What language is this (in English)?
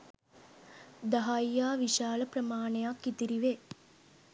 Sinhala